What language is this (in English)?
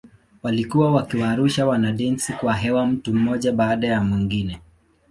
Swahili